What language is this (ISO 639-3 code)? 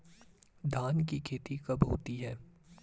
hin